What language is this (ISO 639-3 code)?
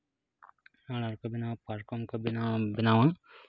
sat